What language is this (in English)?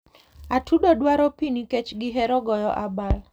Luo (Kenya and Tanzania)